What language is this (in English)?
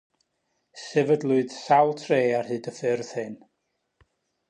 Welsh